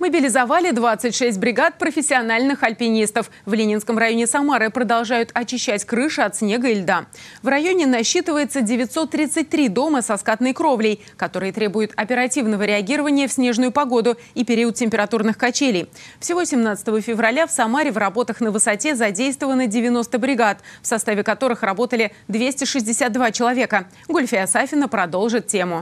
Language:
Russian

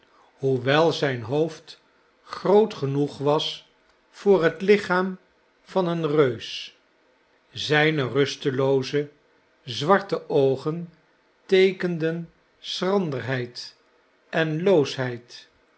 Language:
Dutch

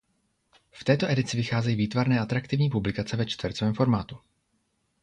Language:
Czech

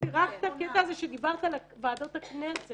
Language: Hebrew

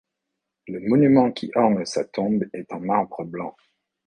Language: French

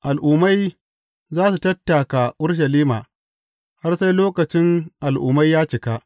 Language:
Hausa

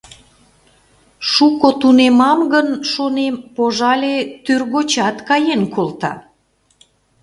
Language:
Mari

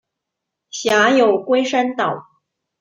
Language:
Chinese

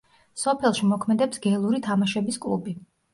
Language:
Georgian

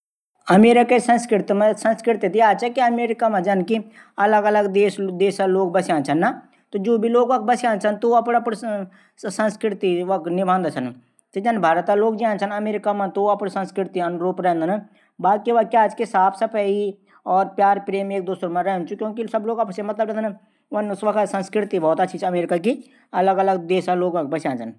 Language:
Garhwali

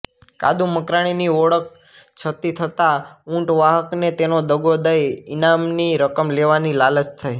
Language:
Gujarati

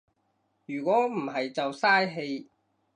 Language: Cantonese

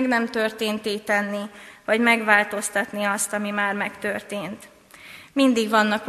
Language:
Hungarian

